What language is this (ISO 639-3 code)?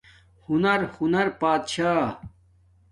dmk